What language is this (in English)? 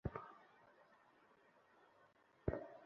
Bangla